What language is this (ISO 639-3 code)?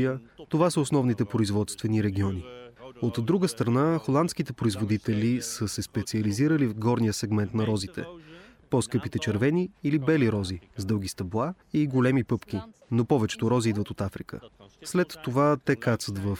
bul